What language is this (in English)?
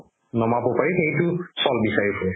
Assamese